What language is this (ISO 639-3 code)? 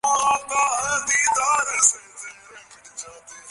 ben